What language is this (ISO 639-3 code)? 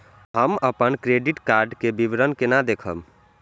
mai